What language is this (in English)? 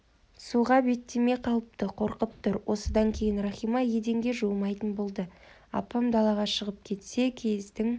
Kazakh